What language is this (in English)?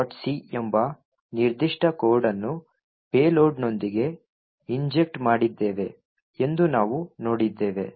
Kannada